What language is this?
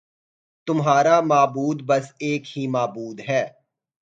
Urdu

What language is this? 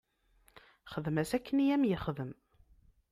Kabyle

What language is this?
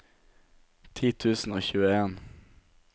Norwegian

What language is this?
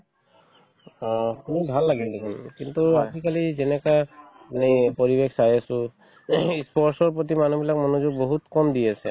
Assamese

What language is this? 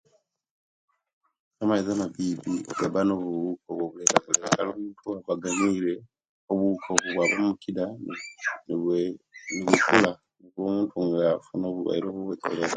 Kenyi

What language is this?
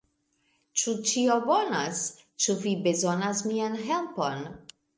Esperanto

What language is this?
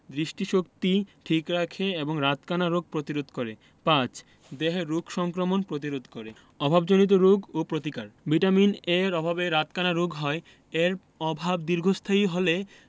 Bangla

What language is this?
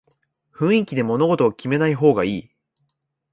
Japanese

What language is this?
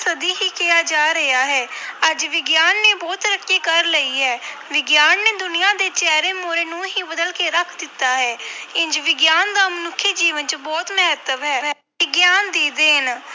Punjabi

